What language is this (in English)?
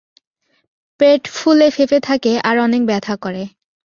Bangla